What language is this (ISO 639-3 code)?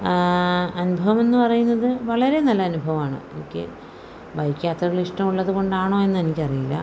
mal